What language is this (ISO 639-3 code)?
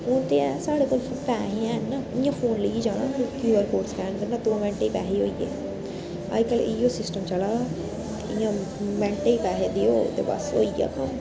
doi